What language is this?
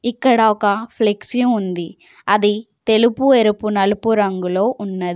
Telugu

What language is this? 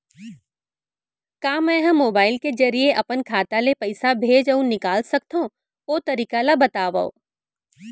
Chhattisgarhi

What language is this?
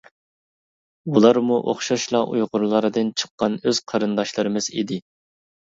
Uyghur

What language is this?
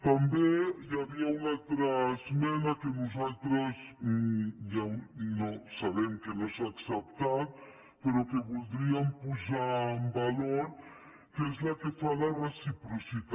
Catalan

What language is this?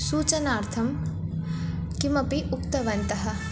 Sanskrit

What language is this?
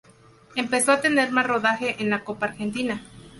Spanish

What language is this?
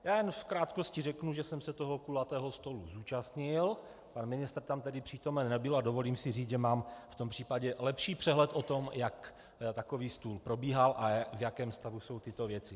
Czech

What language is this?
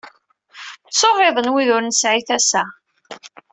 Kabyle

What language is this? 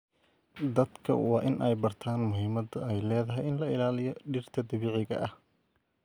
Somali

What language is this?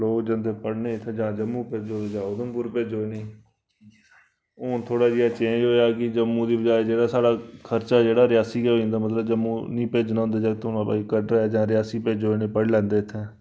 Dogri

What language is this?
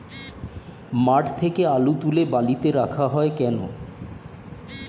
Bangla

